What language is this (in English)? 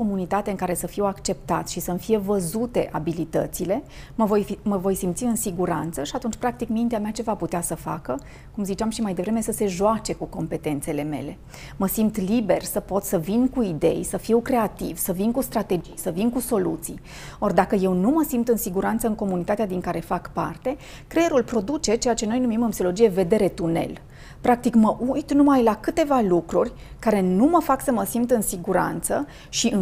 Romanian